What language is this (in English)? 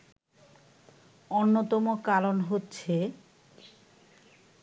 Bangla